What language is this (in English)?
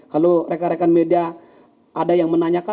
Indonesian